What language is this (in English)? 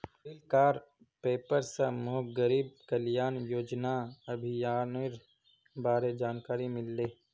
Magahi